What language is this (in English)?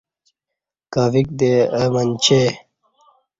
Kati